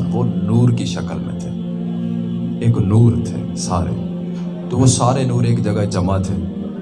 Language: Urdu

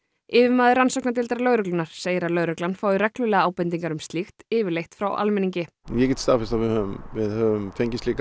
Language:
Icelandic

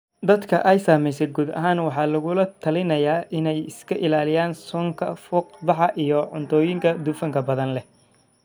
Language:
Somali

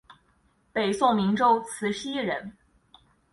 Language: Chinese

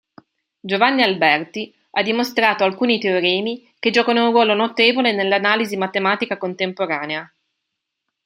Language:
Italian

